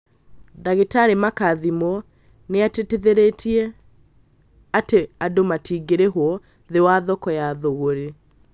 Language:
Kikuyu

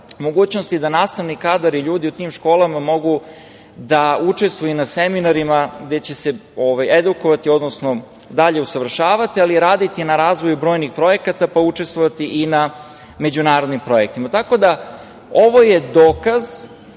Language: Serbian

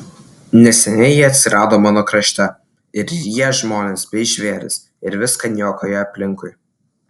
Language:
Lithuanian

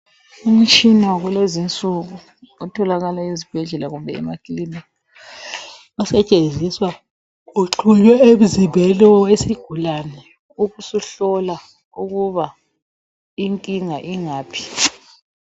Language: North Ndebele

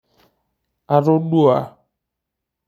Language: Masai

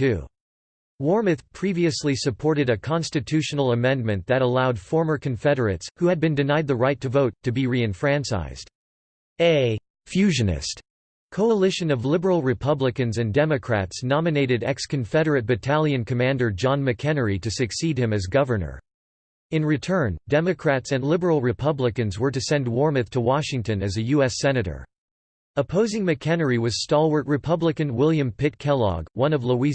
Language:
English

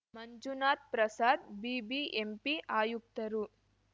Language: Kannada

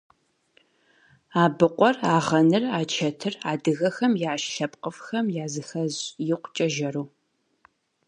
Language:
Kabardian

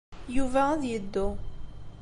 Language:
Kabyle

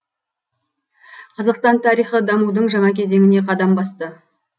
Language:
Kazakh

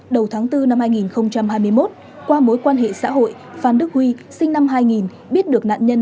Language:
Vietnamese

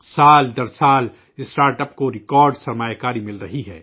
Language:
Urdu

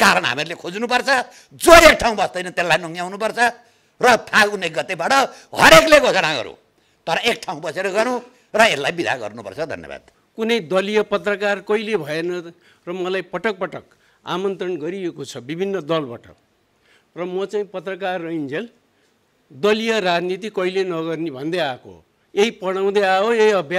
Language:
Indonesian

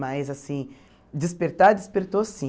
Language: Portuguese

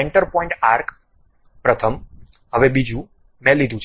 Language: Gujarati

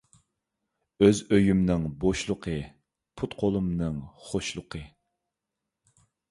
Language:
Uyghur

